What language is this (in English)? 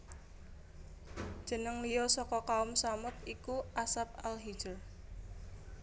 Javanese